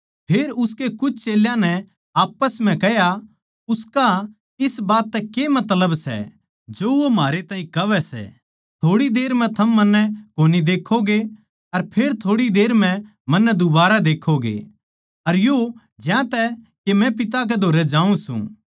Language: Haryanvi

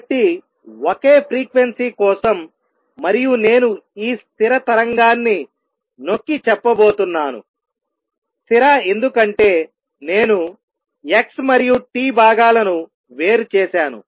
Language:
Telugu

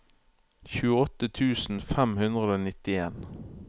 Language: Norwegian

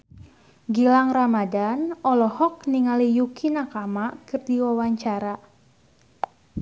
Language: Sundanese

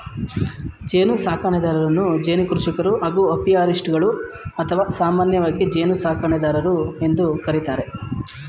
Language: Kannada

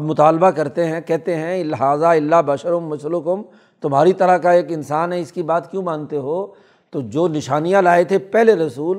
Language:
Urdu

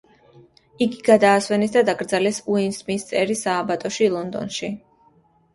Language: Georgian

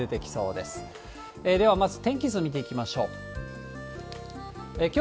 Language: Japanese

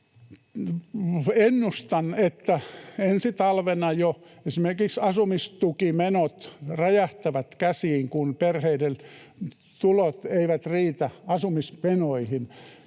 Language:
Finnish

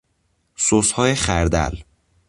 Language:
Persian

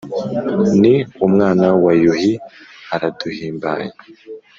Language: Kinyarwanda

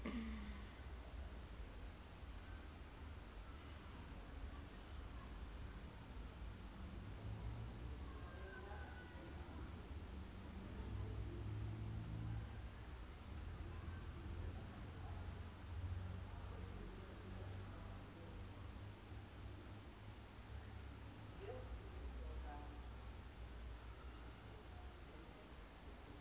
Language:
Southern Sotho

